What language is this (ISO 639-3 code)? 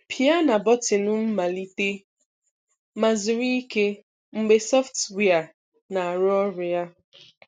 ibo